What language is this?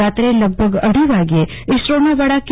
Gujarati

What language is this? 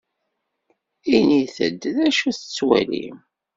Kabyle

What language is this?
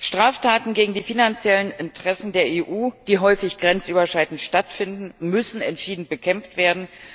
German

